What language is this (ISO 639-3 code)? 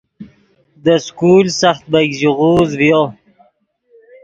ydg